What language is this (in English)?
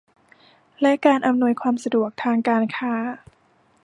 Thai